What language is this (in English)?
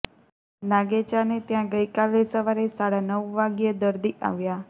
Gujarati